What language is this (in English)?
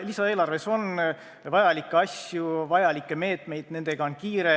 Estonian